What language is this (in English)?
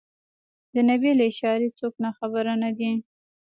Pashto